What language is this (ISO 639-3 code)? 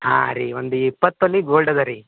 kan